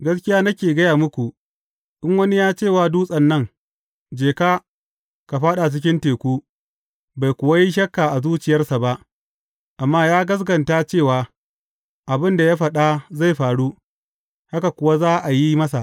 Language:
Hausa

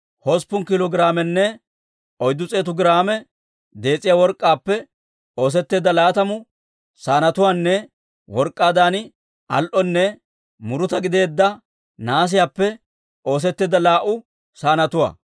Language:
Dawro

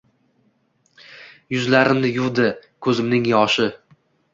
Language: Uzbek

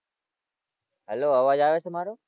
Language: Gujarati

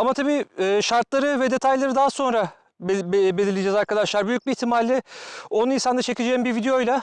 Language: Turkish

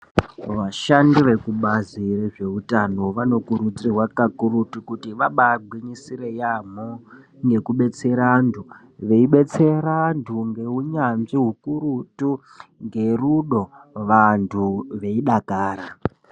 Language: Ndau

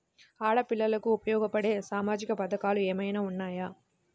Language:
Telugu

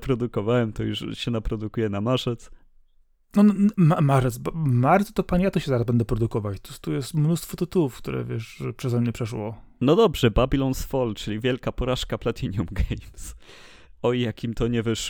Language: Polish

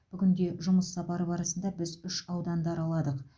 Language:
Kazakh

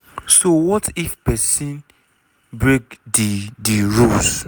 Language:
Nigerian Pidgin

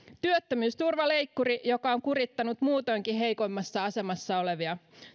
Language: Finnish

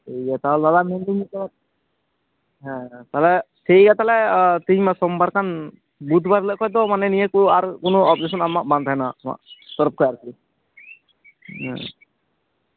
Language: Santali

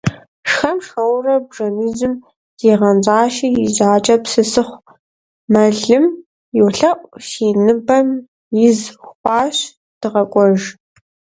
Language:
Kabardian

